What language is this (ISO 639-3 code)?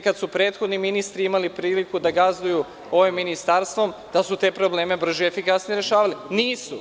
srp